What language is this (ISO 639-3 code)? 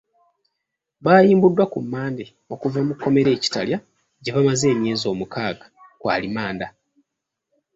lug